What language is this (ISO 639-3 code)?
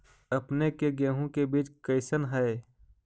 mag